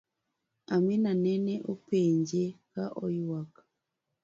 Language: Luo (Kenya and Tanzania)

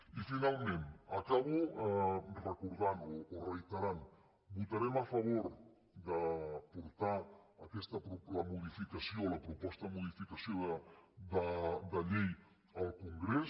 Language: Catalan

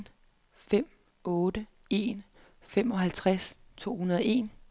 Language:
Danish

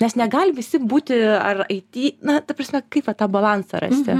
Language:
Lithuanian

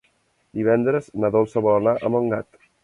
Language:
Catalan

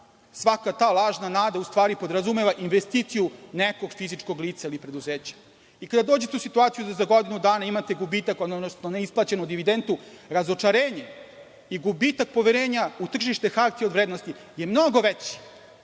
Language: Serbian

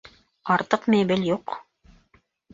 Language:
Bashkir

